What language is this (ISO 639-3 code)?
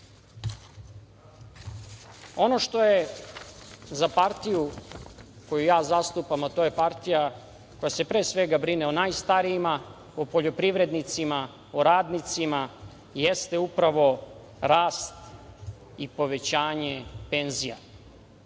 srp